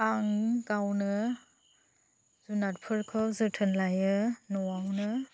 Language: Bodo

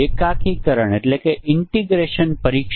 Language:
Gujarati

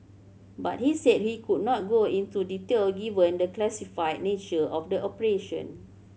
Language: English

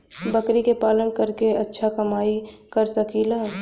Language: Bhojpuri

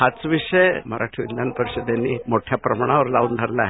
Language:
Marathi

